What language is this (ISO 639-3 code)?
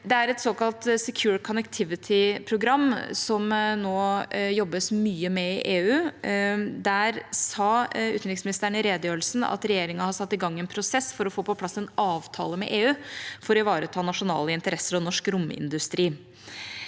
nor